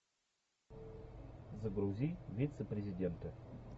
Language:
Russian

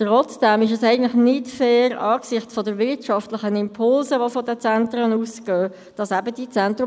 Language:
Swiss German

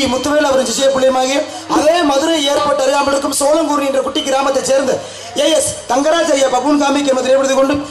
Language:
Arabic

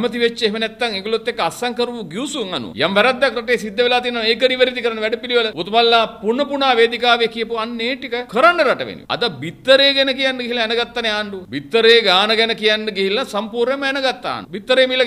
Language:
Turkish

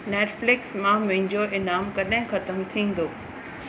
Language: Sindhi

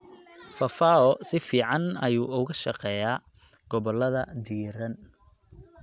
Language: Somali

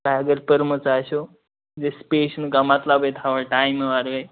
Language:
Kashmiri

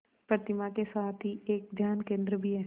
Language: Hindi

